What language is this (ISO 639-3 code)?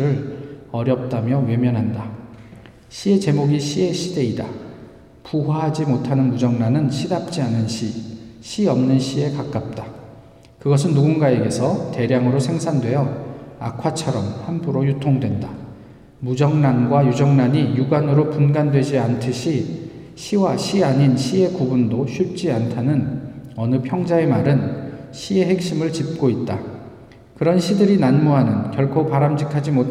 kor